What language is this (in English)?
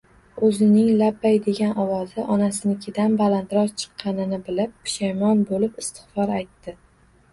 Uzbek